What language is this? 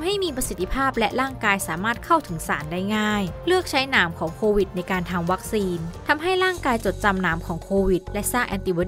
Thai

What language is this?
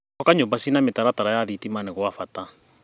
Kikuyu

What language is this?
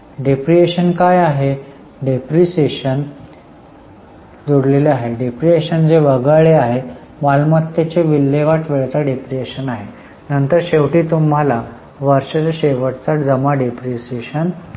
Marathi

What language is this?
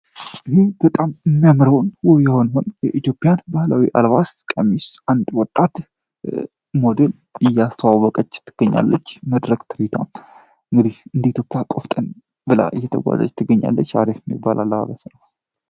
Amharic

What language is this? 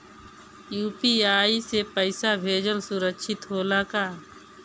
Bhojpuri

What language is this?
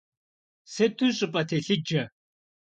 Kabardian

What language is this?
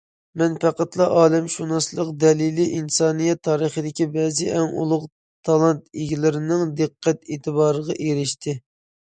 Uyghur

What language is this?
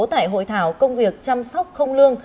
Vietnamese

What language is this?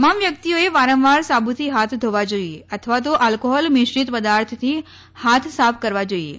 Gujarati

